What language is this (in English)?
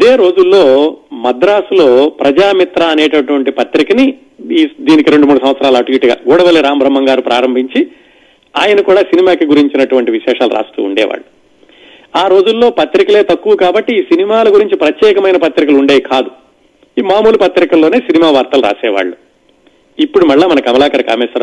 Telugu